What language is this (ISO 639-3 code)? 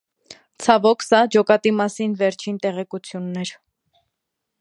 hye